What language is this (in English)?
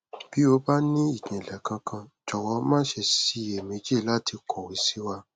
Yoruba